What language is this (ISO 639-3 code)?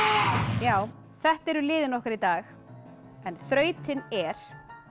isl